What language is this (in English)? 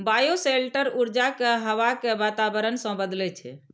Maithili